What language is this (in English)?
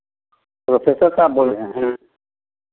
Hindi